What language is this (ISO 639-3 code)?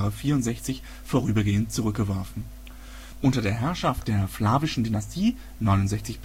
deu